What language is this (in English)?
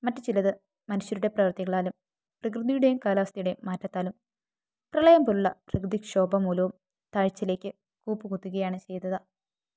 Malayalam